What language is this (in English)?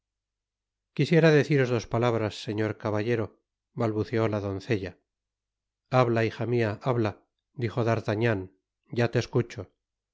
Spanish